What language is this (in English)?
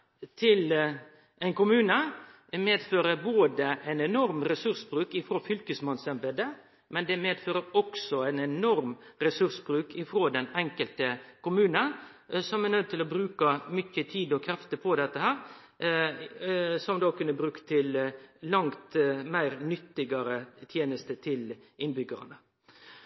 Norwegian Nynorsk